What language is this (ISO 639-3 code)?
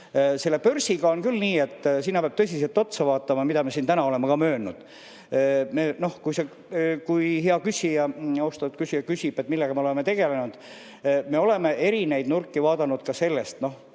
est